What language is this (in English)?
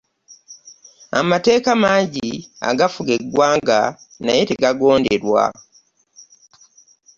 Ganda